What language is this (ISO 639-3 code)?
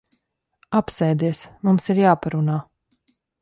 lav